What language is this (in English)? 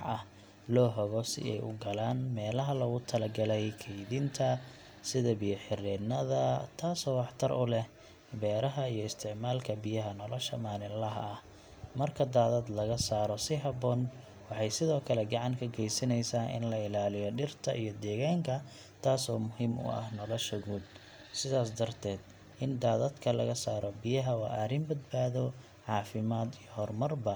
Somali